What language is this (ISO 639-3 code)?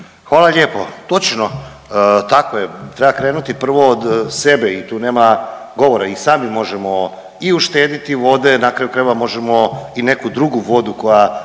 hrv